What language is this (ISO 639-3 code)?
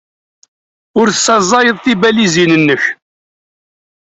kab